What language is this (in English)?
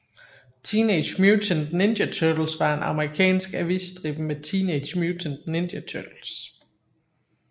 Danish